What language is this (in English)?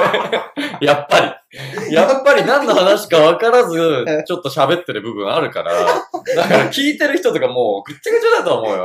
Japanese